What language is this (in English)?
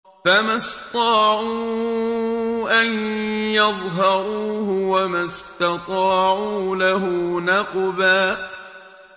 Arabic